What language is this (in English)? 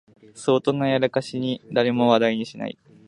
Japanese